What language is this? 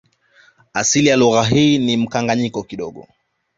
Swahili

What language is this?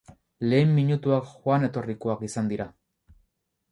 Basque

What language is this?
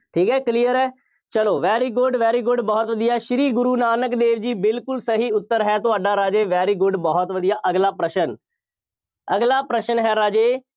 Punjabi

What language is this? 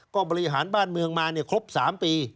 Thai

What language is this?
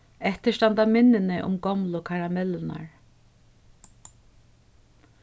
Faroese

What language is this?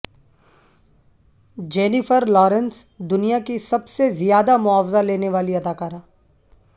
Urdu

